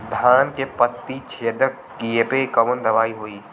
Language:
Bhojpuri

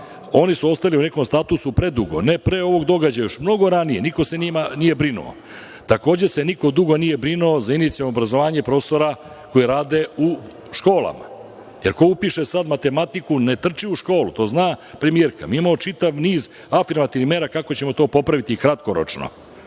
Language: Serbian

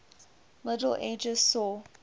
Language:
English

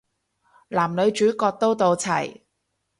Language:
Cantonese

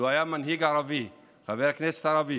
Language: Hebrew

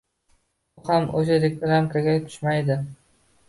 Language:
Uzbek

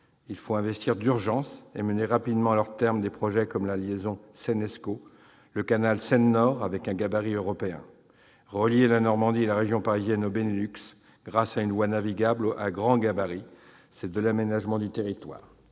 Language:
French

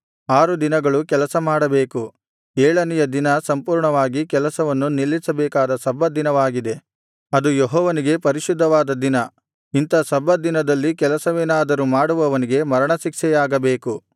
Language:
Kannada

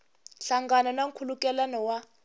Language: Tsonga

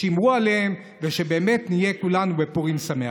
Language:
Hebrew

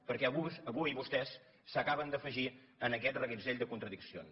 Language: Catalan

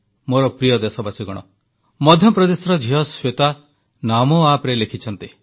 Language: Odia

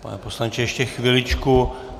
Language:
Czech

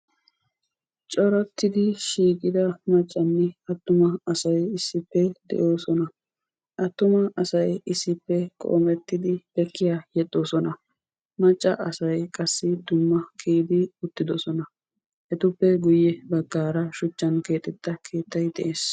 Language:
Wolaytta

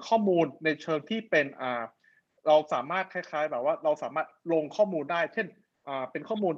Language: Thai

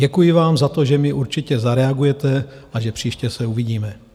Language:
Czech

